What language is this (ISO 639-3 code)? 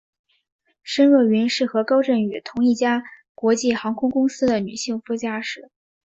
zho